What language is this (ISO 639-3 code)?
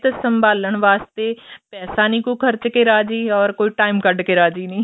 pan